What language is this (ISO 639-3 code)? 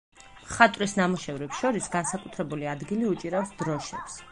kat